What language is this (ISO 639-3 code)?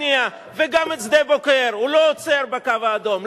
heb